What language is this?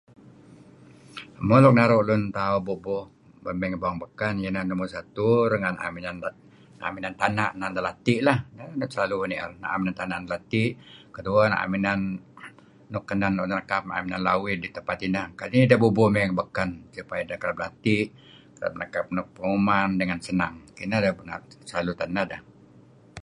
Kelabit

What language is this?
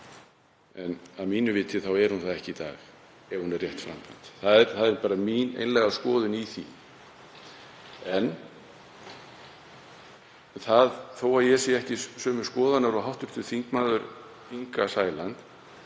Icelandic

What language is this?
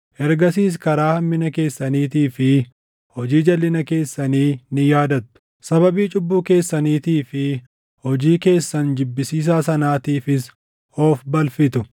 Oromo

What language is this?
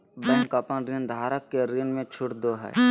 Magahi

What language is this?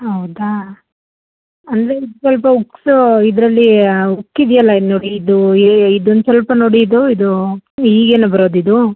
Kannada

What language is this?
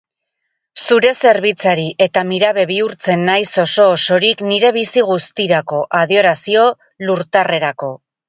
Basque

